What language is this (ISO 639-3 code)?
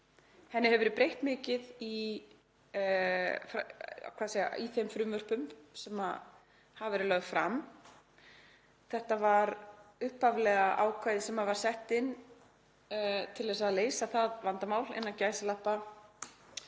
isl